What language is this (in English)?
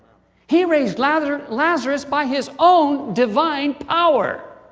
English